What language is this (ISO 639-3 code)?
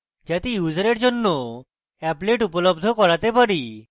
ben